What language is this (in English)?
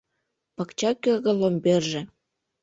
Mari